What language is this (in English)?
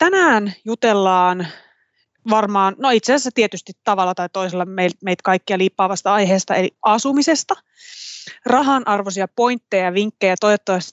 Finnish